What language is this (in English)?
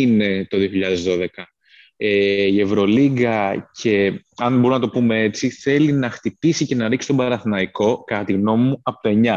Greek